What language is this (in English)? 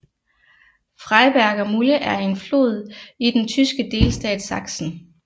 Danish